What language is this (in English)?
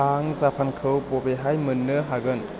Bodo